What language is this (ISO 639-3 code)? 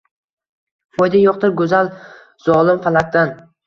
uzb